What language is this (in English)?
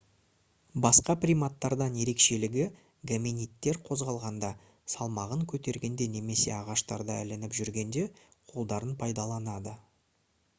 Kazakh